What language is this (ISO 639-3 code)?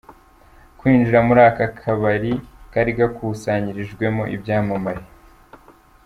kin